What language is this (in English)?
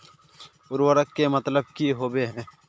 Magahi